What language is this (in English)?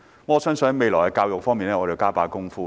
Cantonese